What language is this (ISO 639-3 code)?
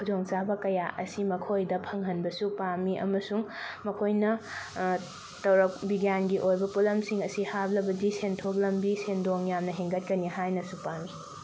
mni